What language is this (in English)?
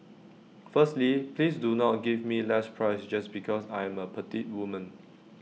English